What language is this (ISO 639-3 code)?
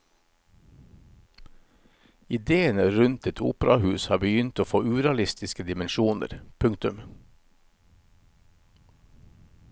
nor